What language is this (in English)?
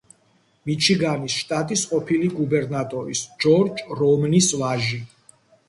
Georgian